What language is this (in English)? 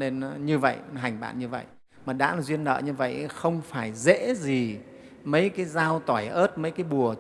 Vietnamese